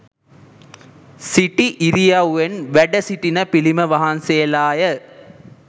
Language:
Sinhala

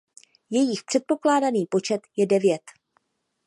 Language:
Czech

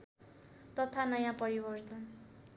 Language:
Nepali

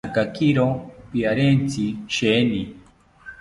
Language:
South Ucayali Ashéninka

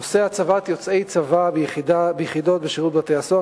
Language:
Hebrew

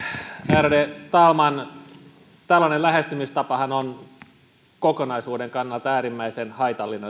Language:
Finnish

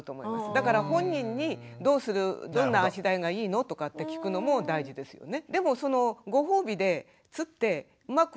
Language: Japanese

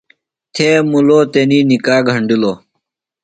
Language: Phalura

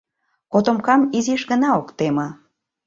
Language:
Mari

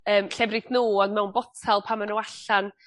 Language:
Welsh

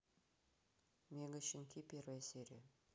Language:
Russian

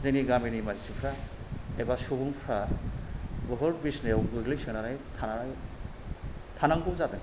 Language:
Bodo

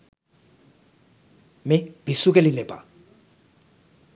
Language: Sinhala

